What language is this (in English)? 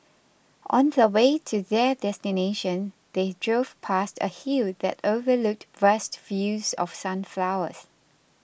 English